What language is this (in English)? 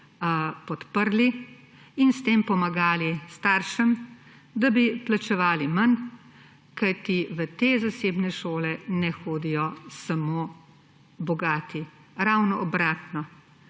Slovenian